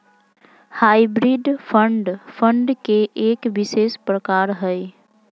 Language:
Magahi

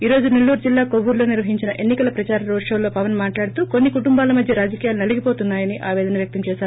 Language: Telugu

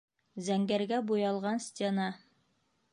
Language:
Bashkir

